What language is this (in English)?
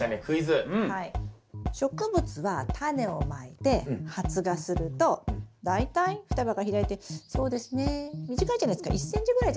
Japanese